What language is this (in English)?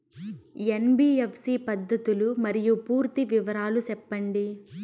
Telugu